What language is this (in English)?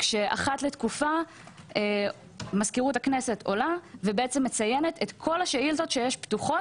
Hebrew